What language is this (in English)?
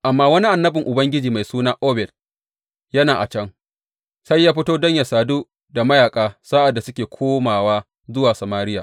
Hausa